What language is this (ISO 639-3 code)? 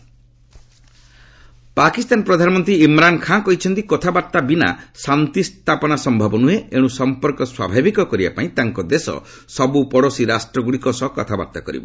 ori